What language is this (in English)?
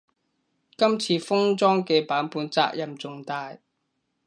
Cantonese